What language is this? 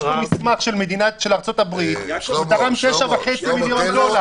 Hebrew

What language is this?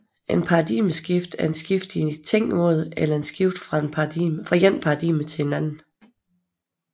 Danish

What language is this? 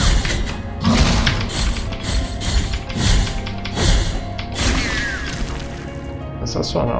Portuguese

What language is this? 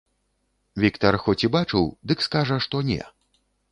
Belarusian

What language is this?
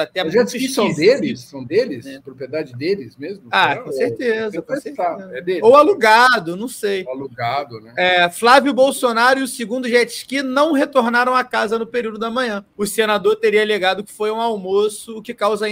Portuguese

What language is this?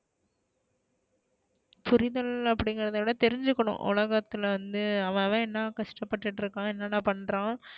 Tamil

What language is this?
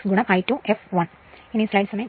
Malayalam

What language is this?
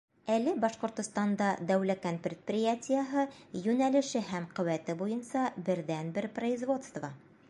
Bashkir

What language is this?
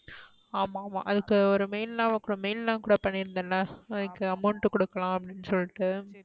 Tamil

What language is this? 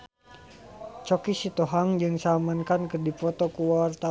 Sundanese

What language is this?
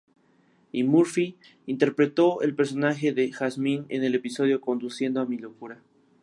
Spanish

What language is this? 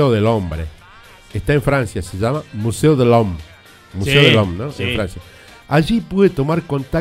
Spanish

